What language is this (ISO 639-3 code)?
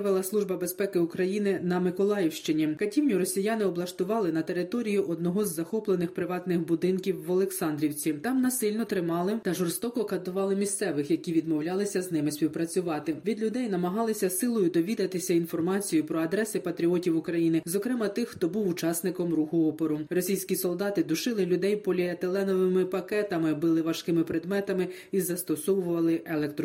ukr